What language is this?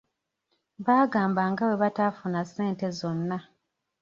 Ganda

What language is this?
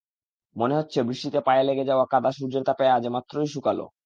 Bangla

